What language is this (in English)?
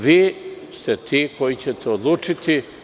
Serbian